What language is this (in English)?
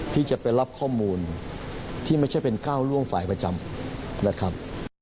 Thai